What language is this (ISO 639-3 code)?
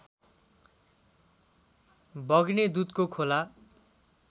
nep